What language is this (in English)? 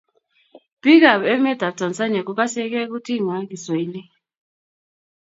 Kalenjin